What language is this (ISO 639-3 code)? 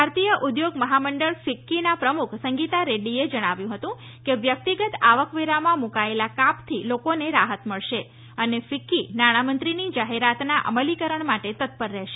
guj